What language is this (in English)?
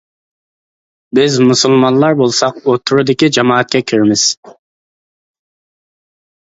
Uyghur